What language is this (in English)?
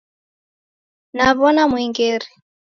Taita